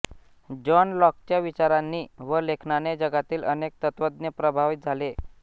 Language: Marathi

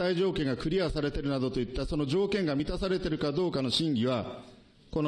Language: Japanese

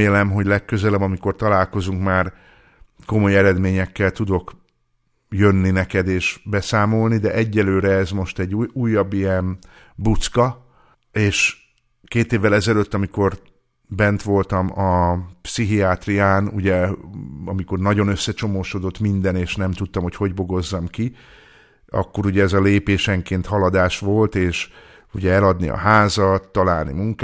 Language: Hungarian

